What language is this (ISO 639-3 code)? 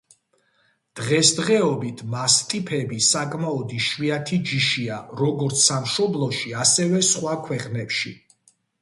kat